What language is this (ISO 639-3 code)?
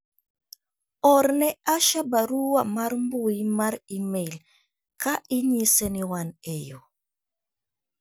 luo